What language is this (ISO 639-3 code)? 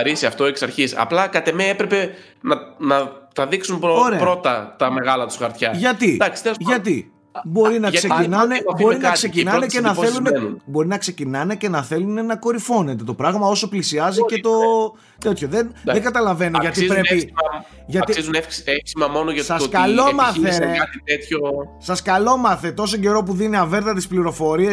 ell